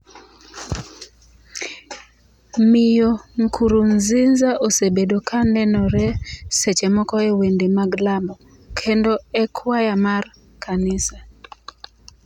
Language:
Luo (Kenya and Tanzania)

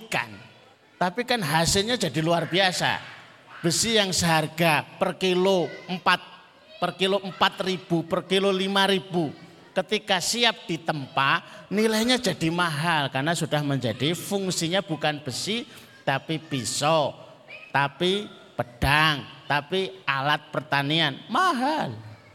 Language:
Indonesian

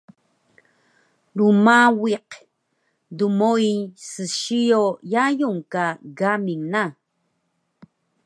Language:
Taroko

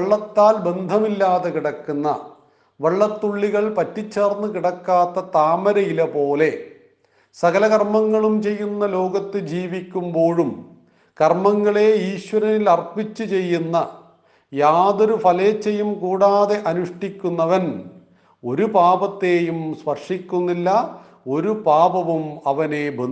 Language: Malayalam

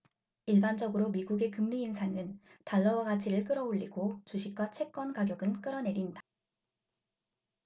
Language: Korean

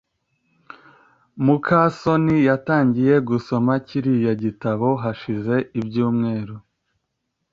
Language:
Kinyarwanda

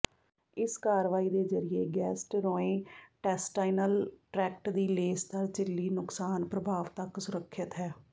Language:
Punjabi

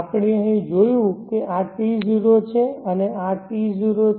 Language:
Gujarati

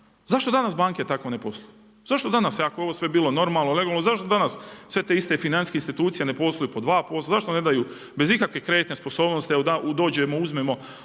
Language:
Croatian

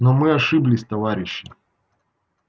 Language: Russian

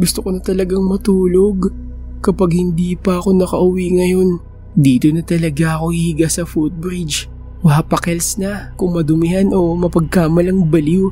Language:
Filipino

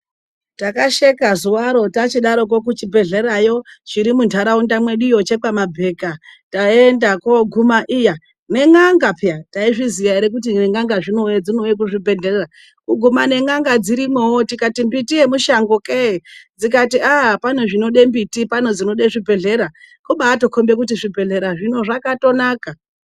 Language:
Ndau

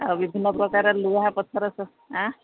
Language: Odia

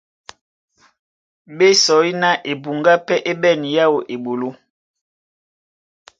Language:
Duala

